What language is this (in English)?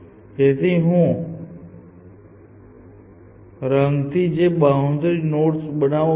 Gujarati